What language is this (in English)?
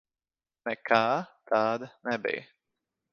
Latvian